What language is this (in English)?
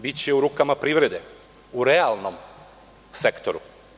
Serbian